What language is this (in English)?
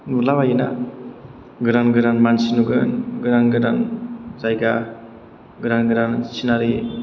Bodo